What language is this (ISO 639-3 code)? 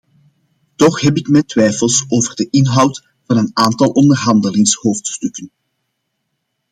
nld